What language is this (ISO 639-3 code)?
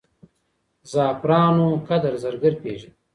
pus